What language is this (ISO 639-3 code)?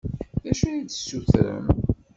kab